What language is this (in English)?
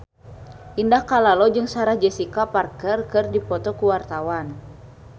Sundanese